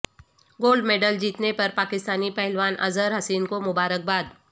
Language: Urdu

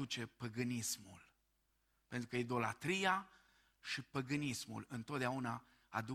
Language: Romanian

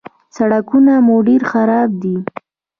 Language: Pashto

